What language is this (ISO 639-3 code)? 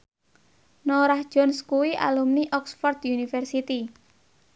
jav